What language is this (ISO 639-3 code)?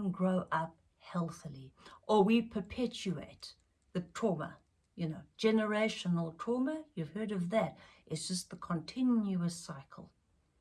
eng